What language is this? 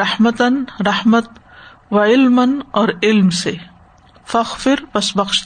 Urdu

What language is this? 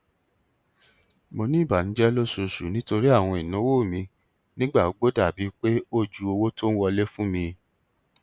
Yoruba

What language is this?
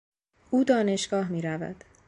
Persian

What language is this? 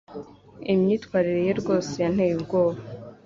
Kinyarwanda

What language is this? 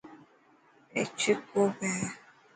Dhatki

